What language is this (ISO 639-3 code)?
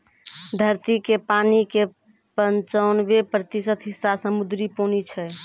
mai